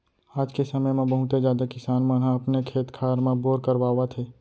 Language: Chhattisgarhi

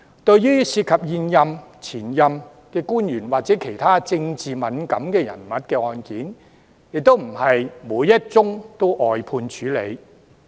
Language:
Cantonese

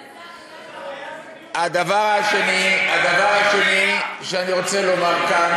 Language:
Hebrew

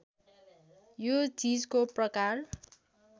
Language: Nepali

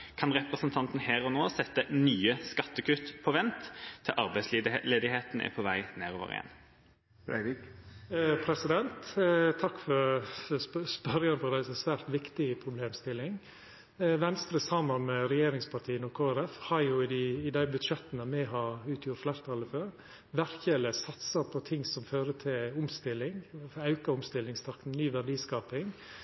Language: Norwegian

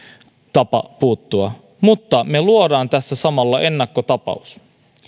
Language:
Finnish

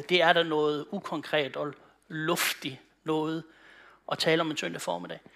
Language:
Danish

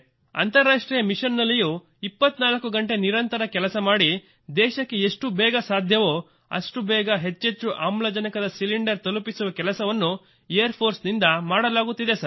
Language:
Kannada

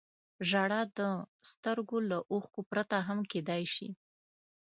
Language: Pashto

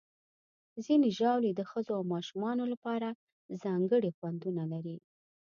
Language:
Pashto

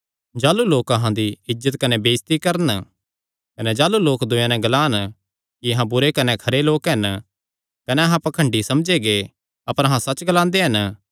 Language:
Kangri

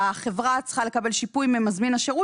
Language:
Hebrew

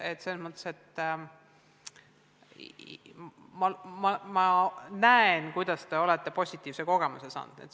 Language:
Estonian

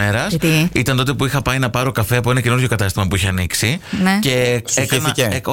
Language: Greek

